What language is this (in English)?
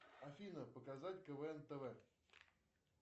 Russian